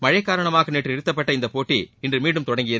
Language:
Tamil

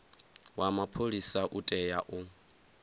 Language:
Venda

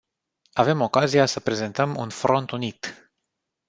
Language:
Romanian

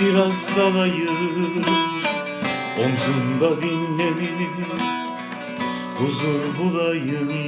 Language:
Turkish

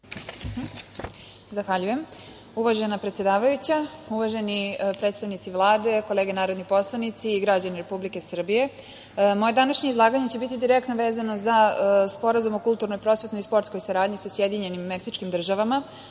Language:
Serbian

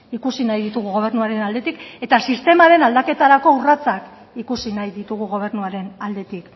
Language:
Basque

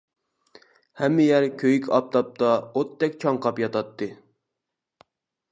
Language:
Uyghur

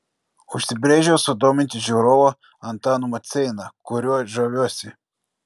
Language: Lithuanian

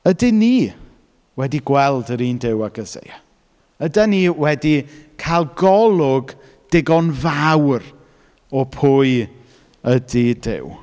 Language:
Welsh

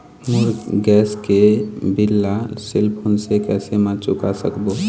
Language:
Chhattisgarhi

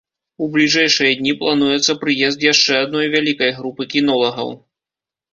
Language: Belarusian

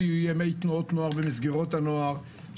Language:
Hebrew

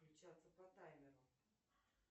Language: Russian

